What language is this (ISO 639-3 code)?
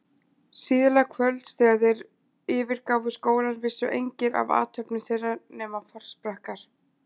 isl